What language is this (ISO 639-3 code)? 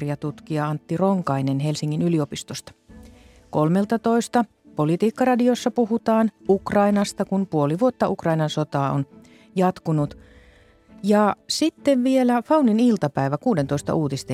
fin